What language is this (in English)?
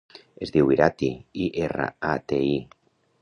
Catalan